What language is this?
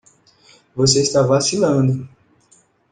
Portuguese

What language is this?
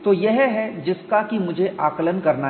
Hindi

